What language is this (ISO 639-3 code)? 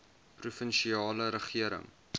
afr